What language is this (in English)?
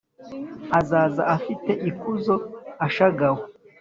Kinyarwanda